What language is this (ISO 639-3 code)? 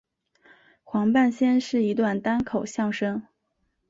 zho